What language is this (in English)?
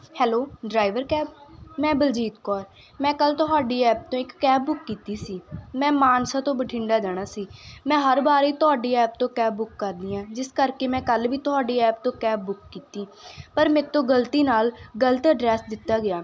Punjabi